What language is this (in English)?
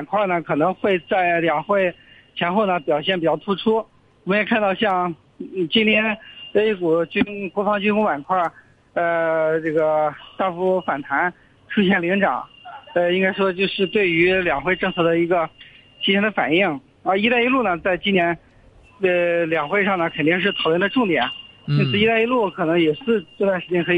Chinese